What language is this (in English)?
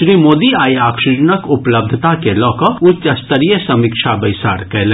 Maithili